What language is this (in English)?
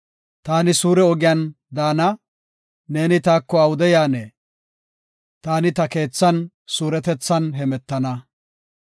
Gofa